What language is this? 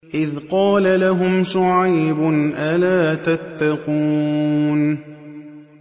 Arabic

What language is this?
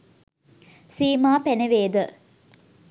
Sinhala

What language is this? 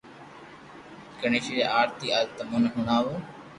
Loarki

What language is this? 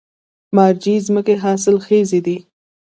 Pashto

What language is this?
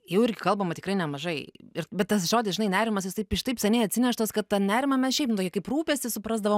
Lithuanian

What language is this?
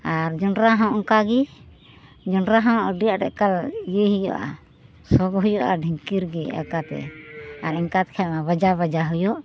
Santali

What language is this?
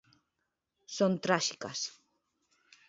Galician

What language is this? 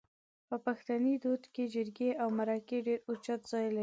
Pashto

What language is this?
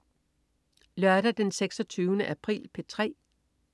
Danish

